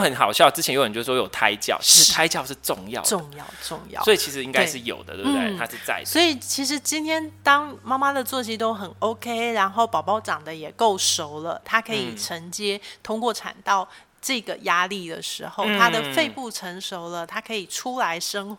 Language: Chinese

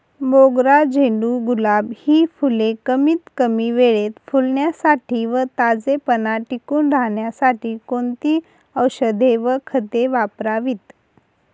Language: Marathi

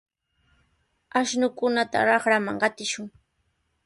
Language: Sihuas Ancash Quechua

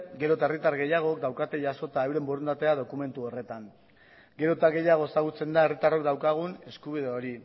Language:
Basque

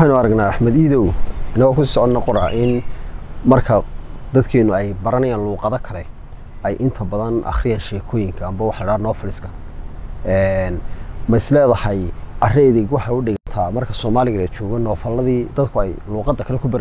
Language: Arabic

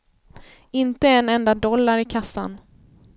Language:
Swedish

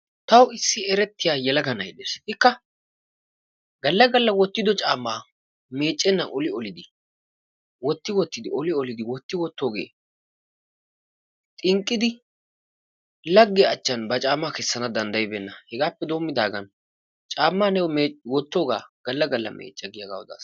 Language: Wolaytta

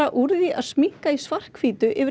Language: Icelandic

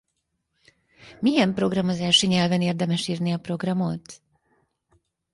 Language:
Hungarian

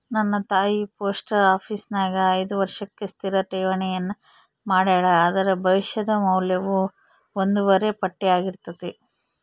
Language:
Kannada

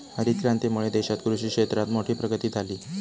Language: Marathi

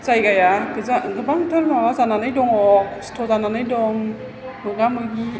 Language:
Bodo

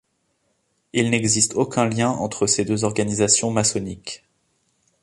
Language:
French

